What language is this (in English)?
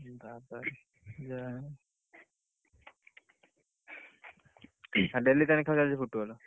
Odia